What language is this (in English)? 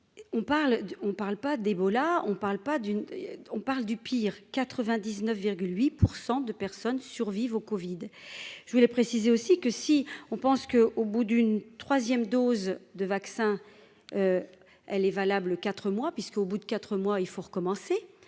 French